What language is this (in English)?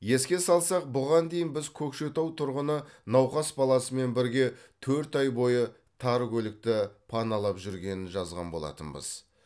Kazakh